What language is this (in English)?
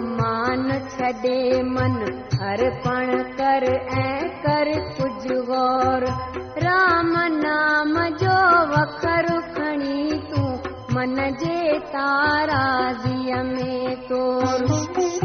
Hindi